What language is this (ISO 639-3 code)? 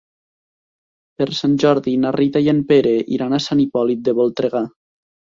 cat